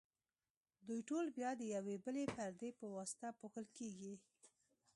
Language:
Pashto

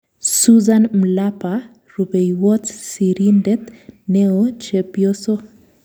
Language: Kalenjin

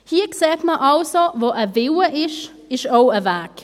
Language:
Swiss German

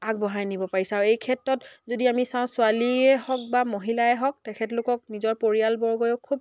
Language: Assamese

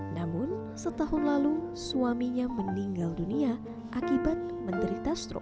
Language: Indonesian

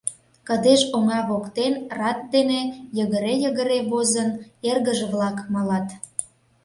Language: Mari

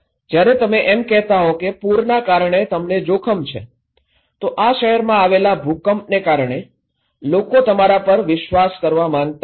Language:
Gujarati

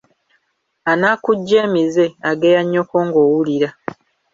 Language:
Ganda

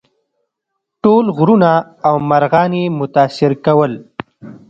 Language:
Pashto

